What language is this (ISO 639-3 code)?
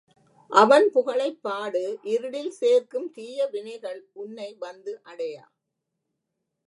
tam